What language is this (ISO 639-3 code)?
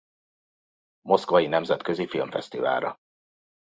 hun